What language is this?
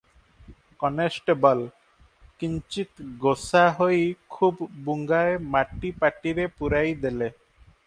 Odia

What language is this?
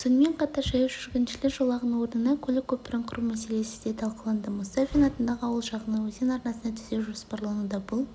Kazakh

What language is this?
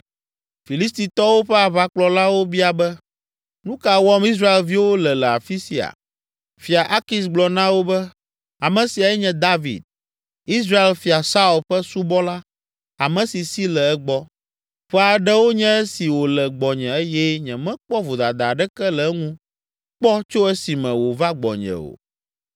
Ewe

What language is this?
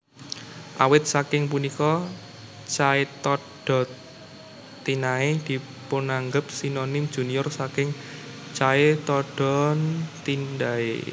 Javanese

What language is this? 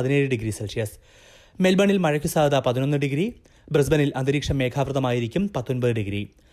Malayalam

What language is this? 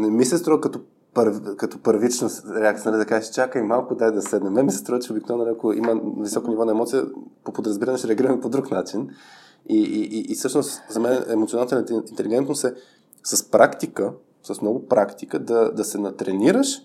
Bulgarian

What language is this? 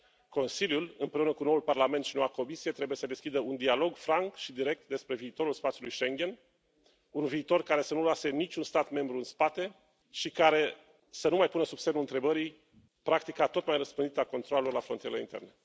Romanian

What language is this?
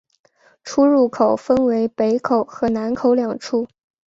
Chinese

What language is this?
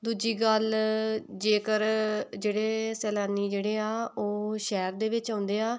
Punjabi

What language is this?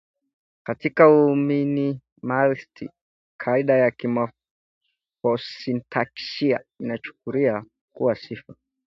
Swahili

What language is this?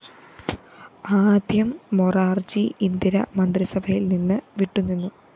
Malayalam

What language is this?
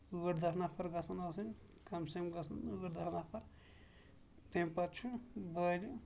Kashmiri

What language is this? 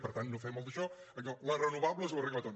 Catalan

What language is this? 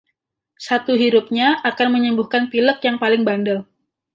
Indonesian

